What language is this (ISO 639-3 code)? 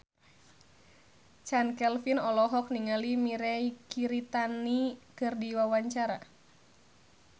sun